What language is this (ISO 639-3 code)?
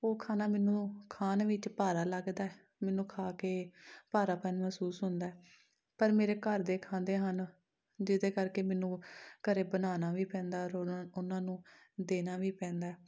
pan